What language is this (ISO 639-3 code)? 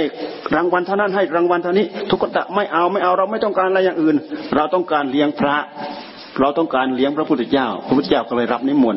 tha